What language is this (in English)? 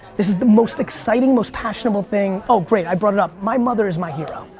English